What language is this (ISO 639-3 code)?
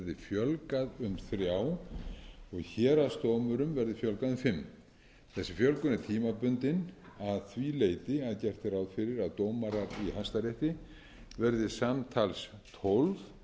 isl